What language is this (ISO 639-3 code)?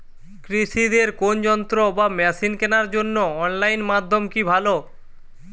ben